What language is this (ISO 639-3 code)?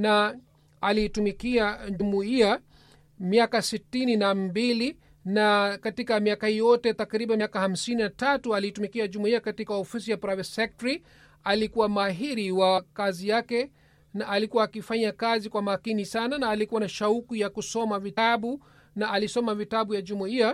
swa